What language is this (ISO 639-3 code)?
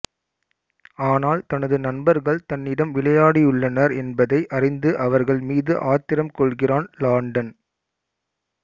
tam